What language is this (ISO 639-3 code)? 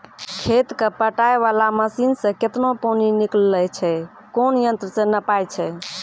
mai